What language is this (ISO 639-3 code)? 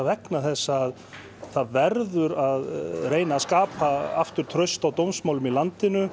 isl